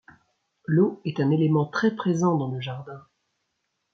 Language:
French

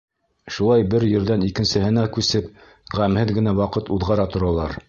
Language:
Bashkir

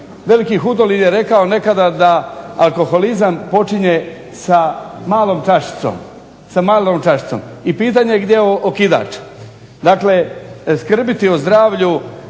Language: Croatian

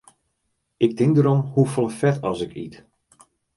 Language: Western Frisian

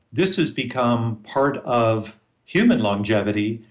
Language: English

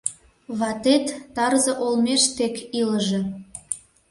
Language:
Mari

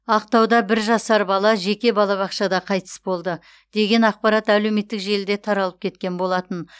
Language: Kazakh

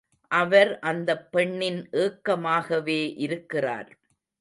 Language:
Tamil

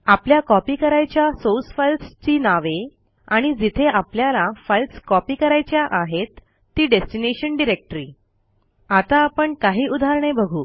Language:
Marathi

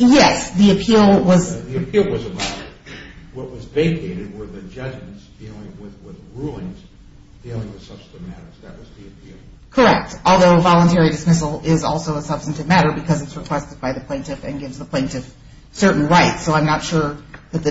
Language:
English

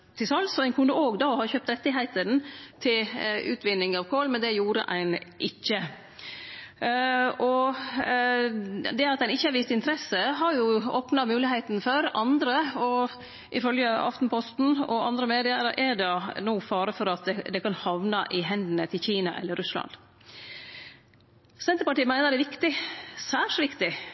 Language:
Norwegian Nynorsk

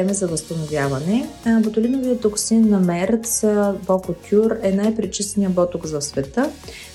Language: Bulgarian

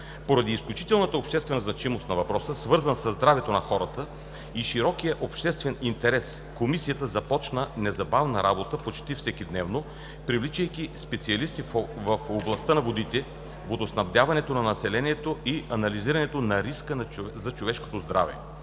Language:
Bulgarian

